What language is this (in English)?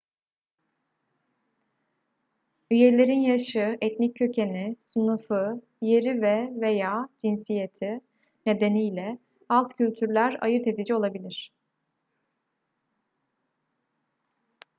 Turkish